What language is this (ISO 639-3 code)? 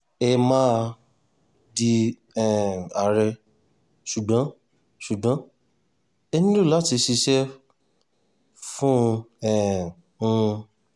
yor